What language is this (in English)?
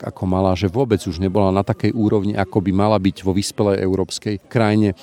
Slovak